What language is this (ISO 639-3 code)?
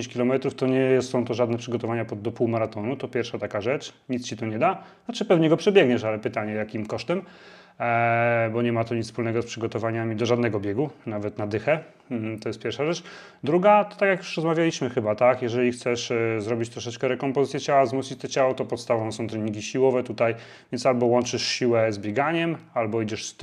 pol